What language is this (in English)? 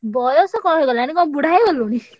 Odia